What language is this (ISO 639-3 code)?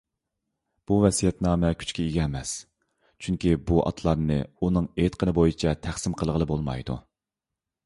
uig